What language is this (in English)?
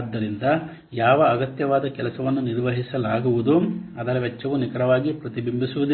Kannada